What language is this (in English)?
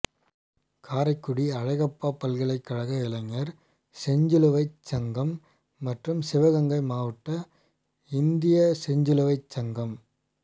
Tamil